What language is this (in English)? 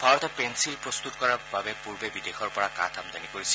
Assamese